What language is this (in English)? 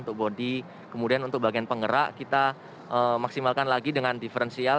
Indonesian